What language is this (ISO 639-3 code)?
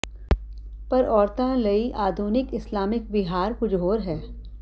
pan